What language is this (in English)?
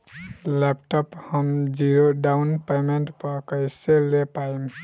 Bhojpuri